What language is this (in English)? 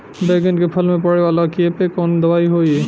Bhojpuri